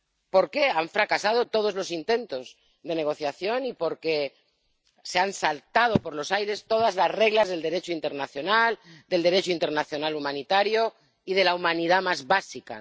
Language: Spanish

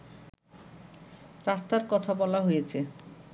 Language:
Bangla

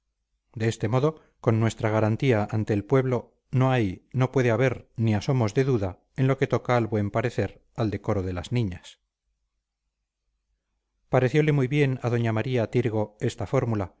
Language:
Spanish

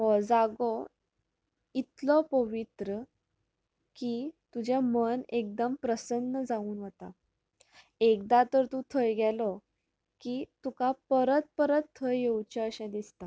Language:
Konkani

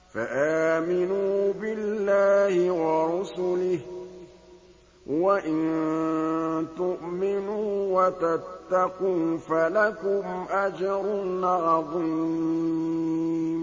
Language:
Arabic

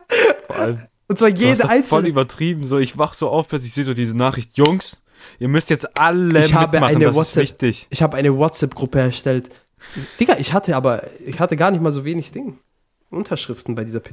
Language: German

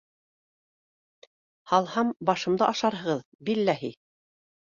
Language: Bashkir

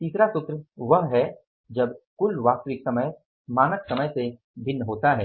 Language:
Hindi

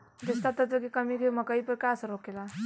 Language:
Bhojpuri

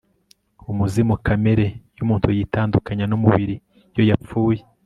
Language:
Kinyarwanda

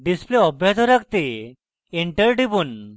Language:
Bangla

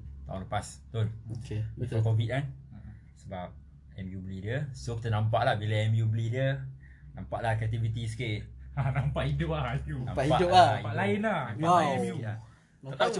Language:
Malay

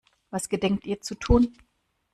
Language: German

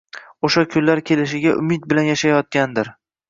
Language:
Uzbek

